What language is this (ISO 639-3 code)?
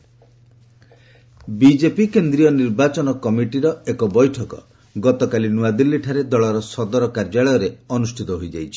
ori